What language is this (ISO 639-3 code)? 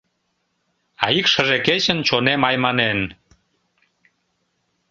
chm